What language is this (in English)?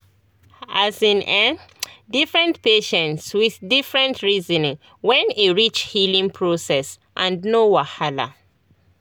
Nigerian Pidgin